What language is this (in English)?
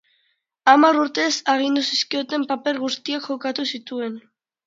Basque